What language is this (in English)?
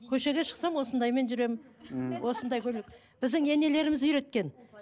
Kazakh